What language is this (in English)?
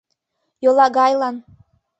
Mari